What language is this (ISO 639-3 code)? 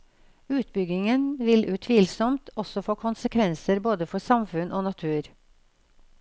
nor